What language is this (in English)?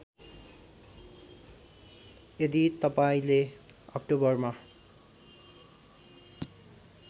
Nepali